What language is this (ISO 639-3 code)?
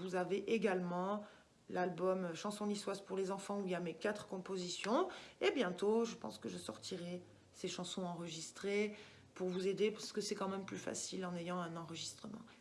fra